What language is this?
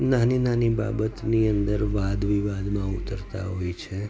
Gujarati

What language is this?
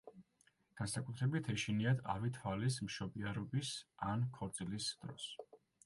Georgian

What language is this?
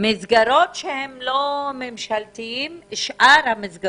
Hebrew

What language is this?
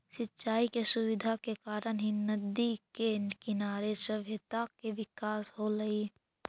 Magahi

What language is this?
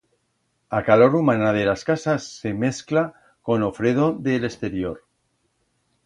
Aragonese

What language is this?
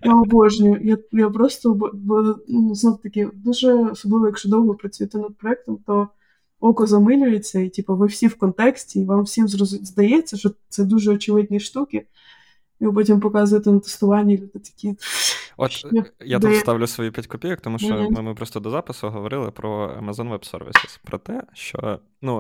Ukrainian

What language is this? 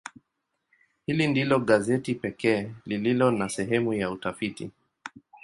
Swahili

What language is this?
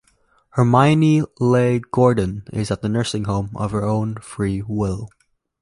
English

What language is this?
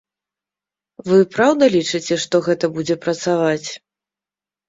Belarusian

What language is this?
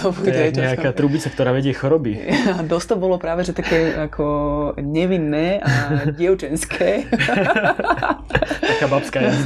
Slovak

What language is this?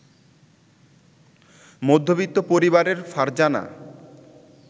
Bangla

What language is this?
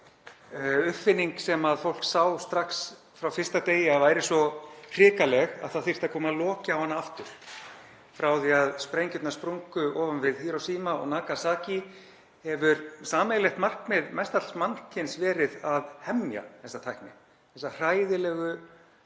Icelandic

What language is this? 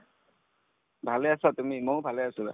Assamese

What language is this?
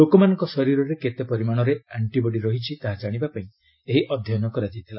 Odia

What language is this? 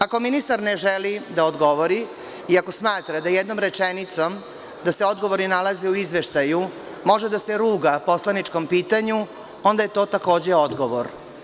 Serbian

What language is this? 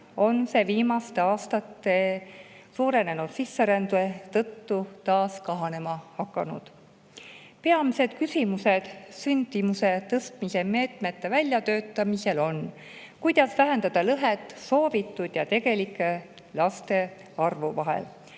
Estonian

